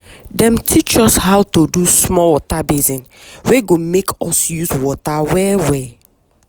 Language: Nigerian Pidgin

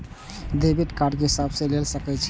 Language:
Maithili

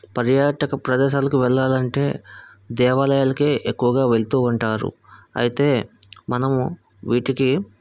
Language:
Telugu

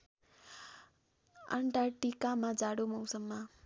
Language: Nepali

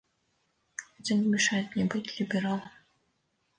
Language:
Russian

